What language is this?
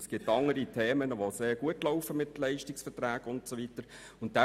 Swiss German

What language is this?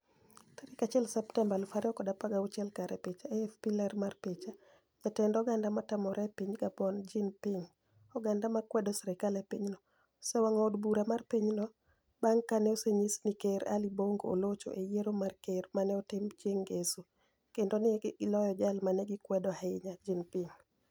Luo (Kenya and Tanzania)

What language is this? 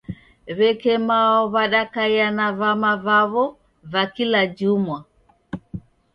Taita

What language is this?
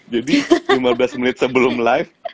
Indonesian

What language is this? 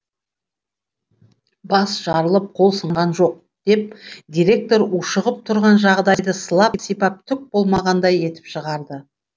Kazakh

